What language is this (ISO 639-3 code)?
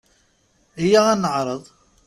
kab